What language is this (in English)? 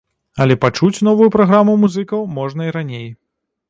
Belarusian